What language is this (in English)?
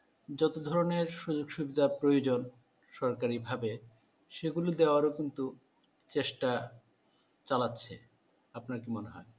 Bangla